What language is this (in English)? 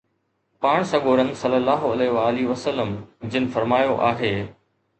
Sindhi